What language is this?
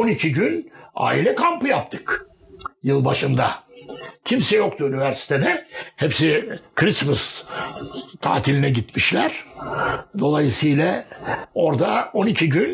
Turkish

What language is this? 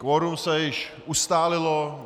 Czech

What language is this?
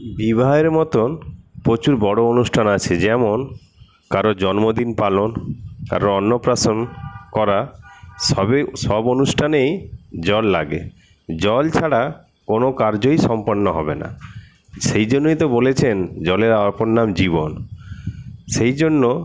Bangla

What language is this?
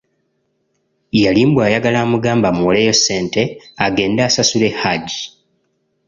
Ganda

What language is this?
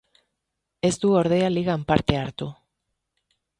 Basque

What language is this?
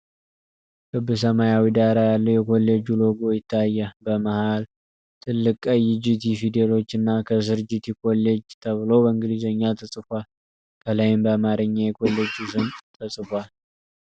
Amharic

